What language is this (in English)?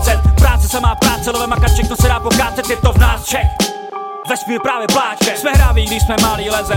Czech